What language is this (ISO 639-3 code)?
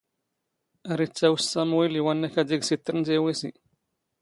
zgh